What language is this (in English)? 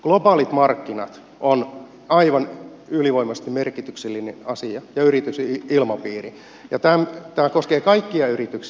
Finnish